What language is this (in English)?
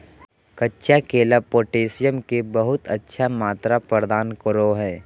Magahi